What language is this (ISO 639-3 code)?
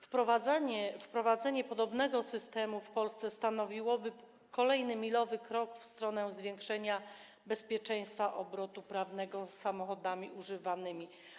pol